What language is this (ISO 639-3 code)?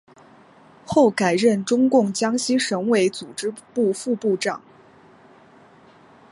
zho